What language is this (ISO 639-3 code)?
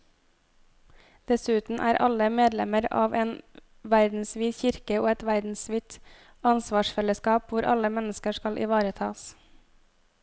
nor